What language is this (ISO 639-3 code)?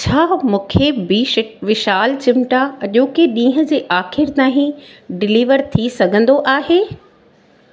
snd